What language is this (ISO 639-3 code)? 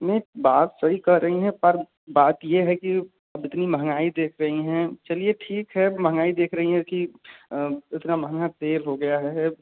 hin